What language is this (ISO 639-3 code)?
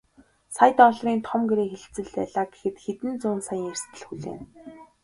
mon